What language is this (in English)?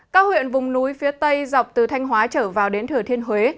Vietnamese